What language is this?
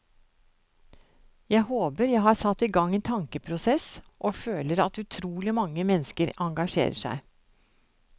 Norwegian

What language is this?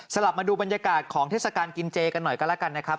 Thai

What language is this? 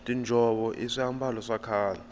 Tsonga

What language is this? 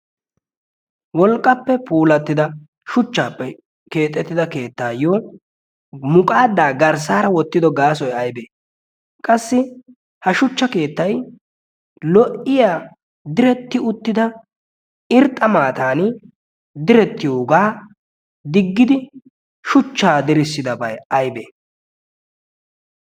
Wolaytta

